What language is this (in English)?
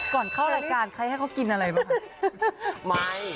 Thai